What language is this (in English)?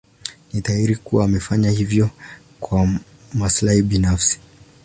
Swahili